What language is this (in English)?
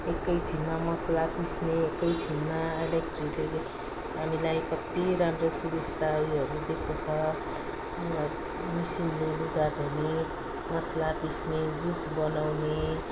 Nepali